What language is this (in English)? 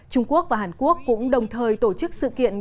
Vietnamese